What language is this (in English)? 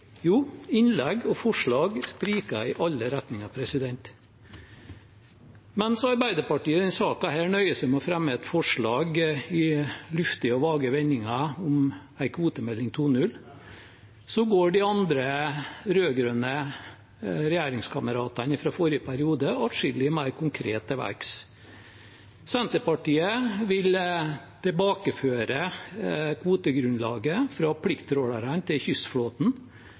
Norwegian Bokmål